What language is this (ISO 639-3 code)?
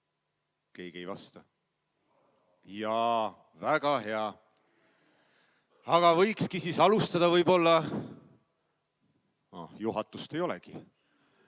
est